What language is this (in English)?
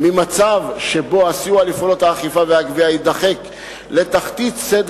Hebrew